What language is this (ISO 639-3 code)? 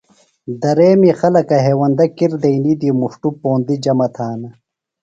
phl